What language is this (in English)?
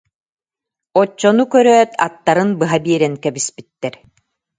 Yakut